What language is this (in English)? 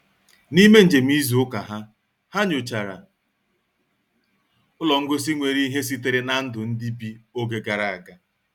Igbo